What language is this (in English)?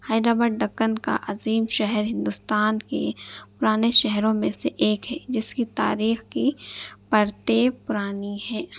Urdu